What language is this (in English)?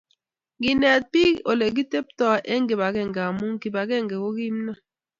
Kalenjin